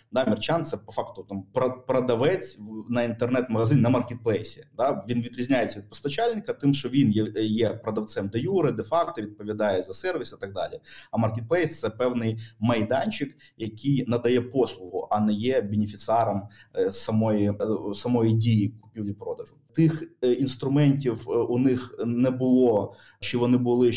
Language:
Ukrainian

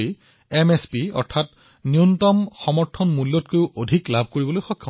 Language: Assamese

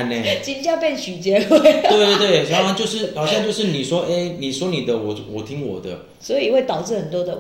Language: Chinese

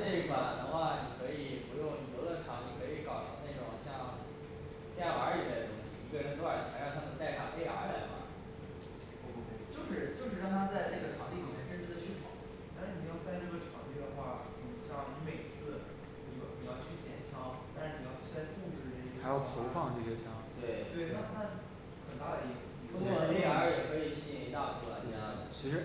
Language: Chinese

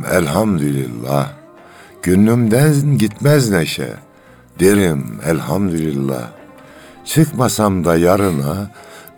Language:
Turkish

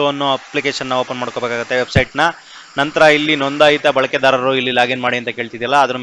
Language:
Kannada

